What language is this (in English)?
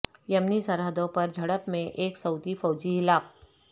Urdu